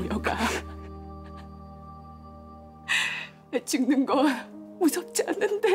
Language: Korean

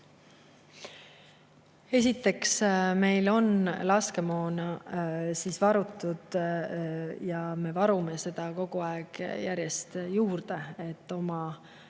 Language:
Estonian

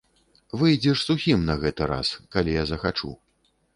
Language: Belarusian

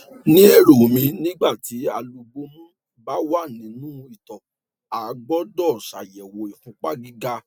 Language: Yoruba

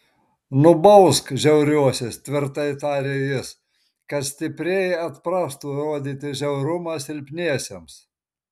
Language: Lithuanian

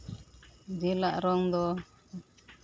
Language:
Santali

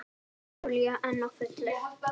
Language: Icelandic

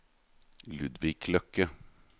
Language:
Norwegian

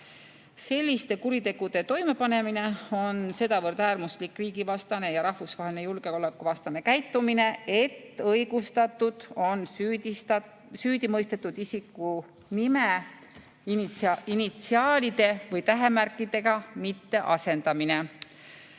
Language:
Estonian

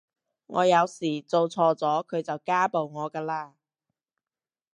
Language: Cantonese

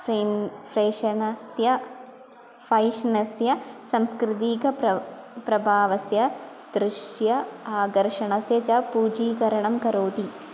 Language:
Sanskrit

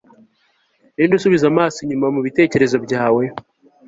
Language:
Kinyarwanda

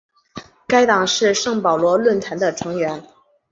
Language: Chinese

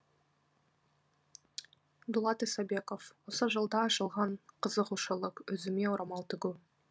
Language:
Kazakh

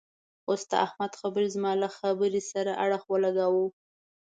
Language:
Pashto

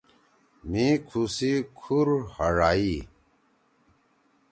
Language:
Torwali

